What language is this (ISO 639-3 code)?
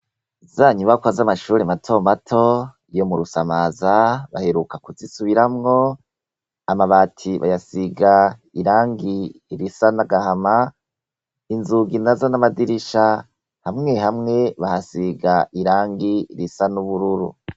run